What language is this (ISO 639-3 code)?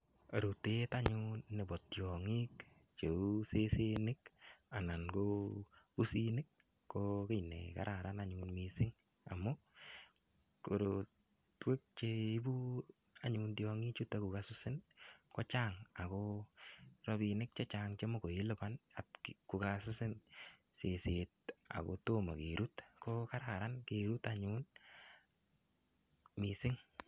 kln